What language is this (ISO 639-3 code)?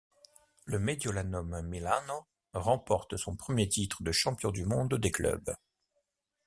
fra